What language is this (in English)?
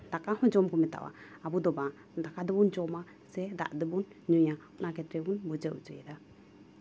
Santali